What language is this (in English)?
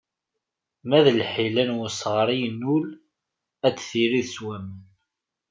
Kabyle